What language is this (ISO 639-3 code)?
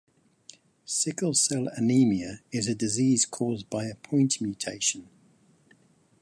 eng